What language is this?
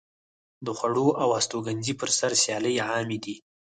Pashto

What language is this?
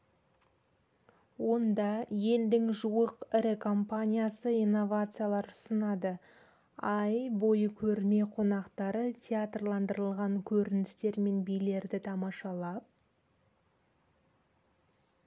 Kazakh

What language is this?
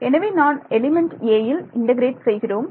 Tamil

